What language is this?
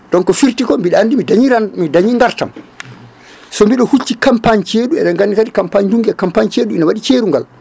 Fula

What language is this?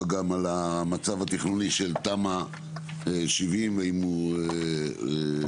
Hebrew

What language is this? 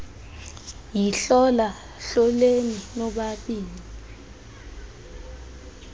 Xhosa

